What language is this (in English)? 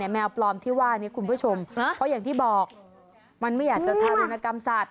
Thai